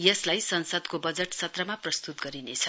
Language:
Nepali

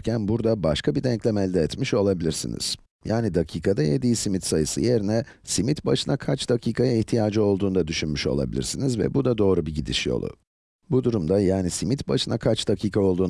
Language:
Turkish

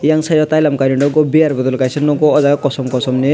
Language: Kok Borok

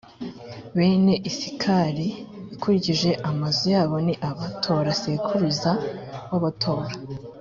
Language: Kinyarwanda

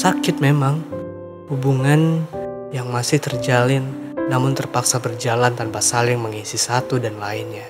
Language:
Indonesian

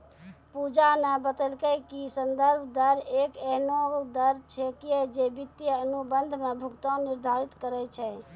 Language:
Maithili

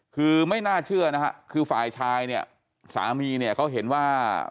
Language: Thai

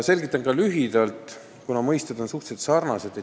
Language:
Estonian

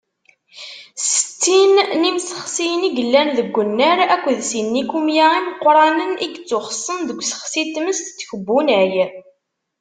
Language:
Kabyle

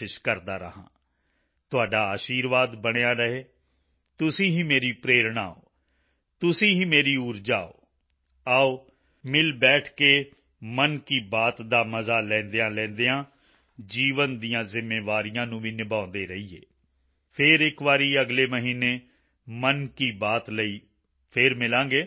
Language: Punjabi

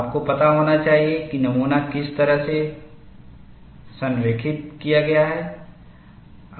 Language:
Hindi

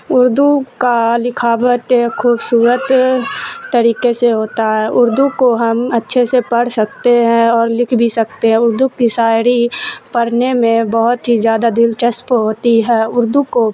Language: Urdu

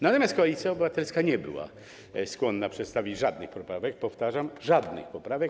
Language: Polish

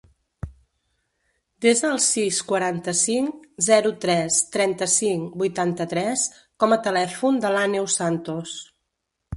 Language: Catalan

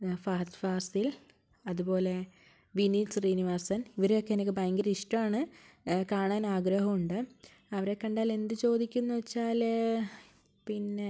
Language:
Malayalam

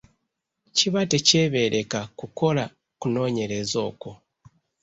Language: Ganda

